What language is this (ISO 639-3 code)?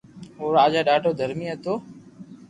lrk